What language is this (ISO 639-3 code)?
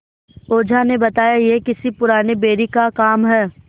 hin